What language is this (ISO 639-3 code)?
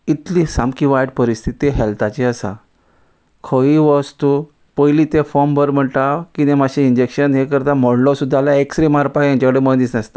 kok